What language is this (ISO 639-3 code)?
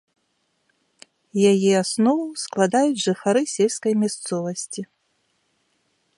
bel